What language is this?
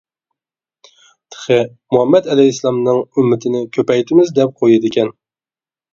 Uyghur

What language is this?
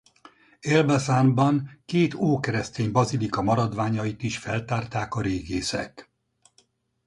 Hungarian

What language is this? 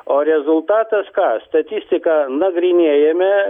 Lithuanian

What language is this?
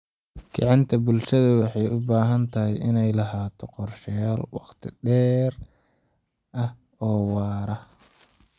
Somali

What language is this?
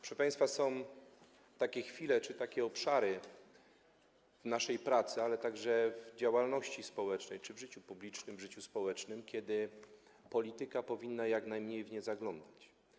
Polish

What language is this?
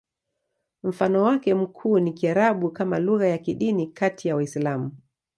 Swahili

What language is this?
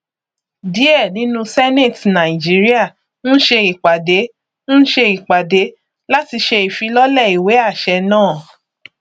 Yoruba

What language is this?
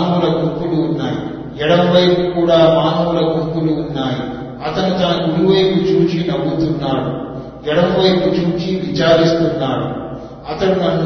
Telugu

